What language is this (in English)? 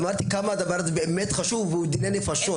Hebrew